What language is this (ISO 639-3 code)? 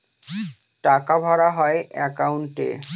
ben